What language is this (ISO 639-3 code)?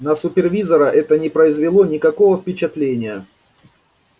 rus